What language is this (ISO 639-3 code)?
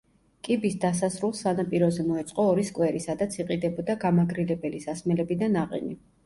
kat